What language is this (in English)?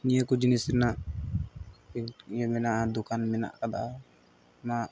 Santali